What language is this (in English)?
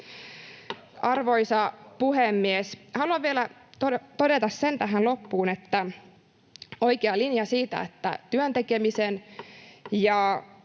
Finnish